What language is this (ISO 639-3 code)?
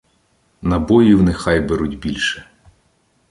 ukr